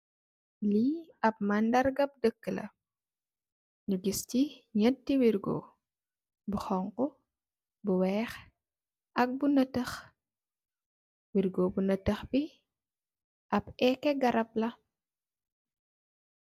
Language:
Wolof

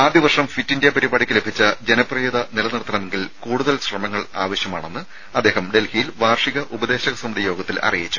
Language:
Malayalam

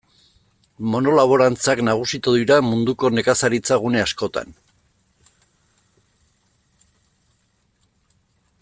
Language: Basque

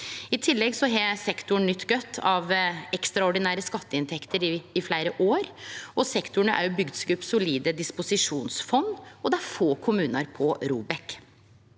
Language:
Norwegian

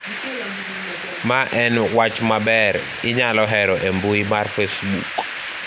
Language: Luo (Kenya and Tanzania)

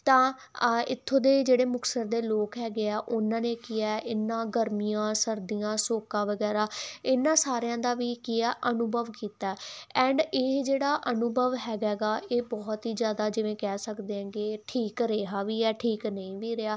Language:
Punjabi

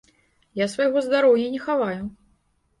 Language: Belarusian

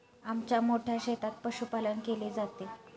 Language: Marathi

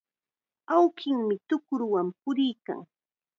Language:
Chiquián Ancash Quechua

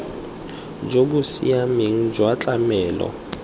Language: Tswana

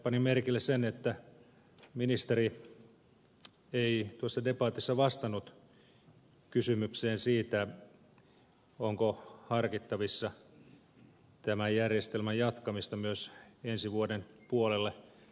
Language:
Finnish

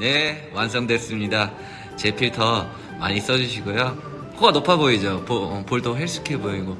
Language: Korean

